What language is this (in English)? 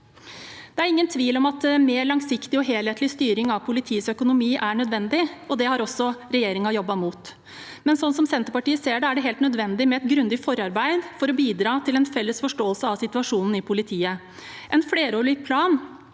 Norwegian